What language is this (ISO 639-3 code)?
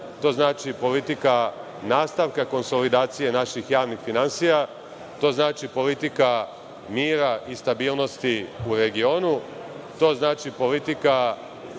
srp